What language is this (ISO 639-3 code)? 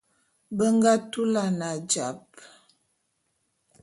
bum